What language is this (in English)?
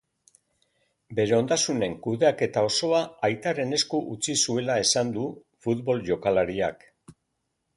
Basque